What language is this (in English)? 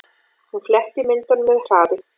Icelandic